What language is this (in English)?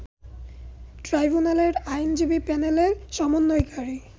Bangla